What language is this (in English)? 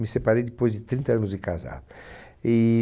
Portuguese